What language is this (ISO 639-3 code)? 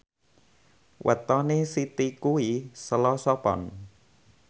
jav